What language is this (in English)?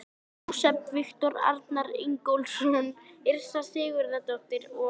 Icelandic